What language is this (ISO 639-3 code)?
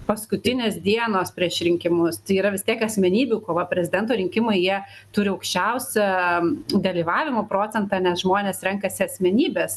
lit